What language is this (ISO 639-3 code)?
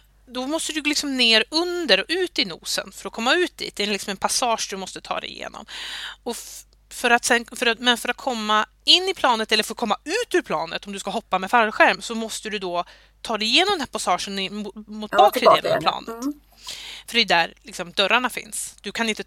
swe